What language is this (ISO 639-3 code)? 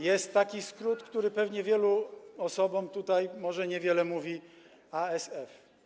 pol